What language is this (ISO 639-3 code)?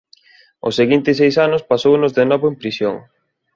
glg